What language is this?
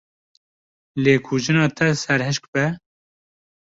Kurdish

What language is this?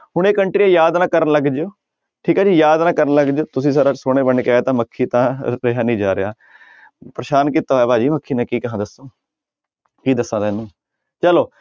Punjabi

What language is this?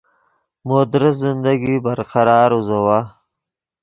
Yidgha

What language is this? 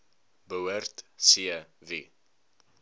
Afrikaans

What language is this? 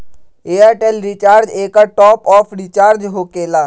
Magahi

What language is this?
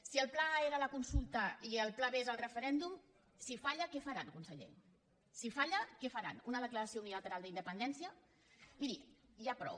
Catalan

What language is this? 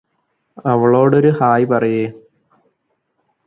Malayalam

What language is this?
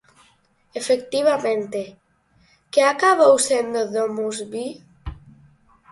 Galician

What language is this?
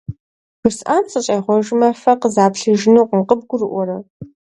Kabardian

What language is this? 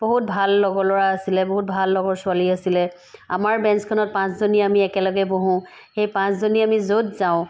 Assamese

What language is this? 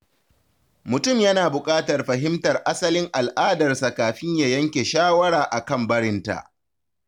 Hausa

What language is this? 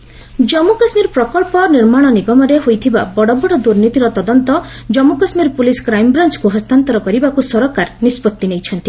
Odia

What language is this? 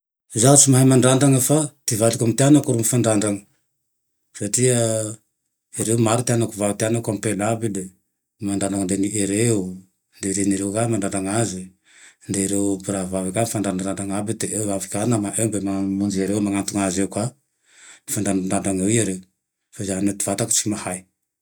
Tandroy-Mahafaly Malagasy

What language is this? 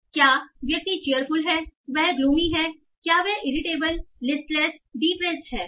Hindi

